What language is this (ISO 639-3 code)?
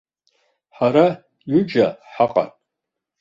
abk